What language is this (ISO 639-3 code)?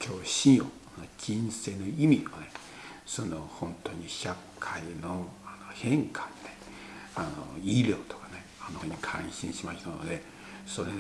jpn